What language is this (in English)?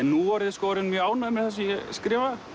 Icelandic